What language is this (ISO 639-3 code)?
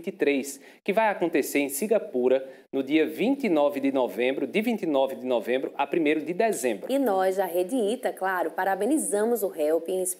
por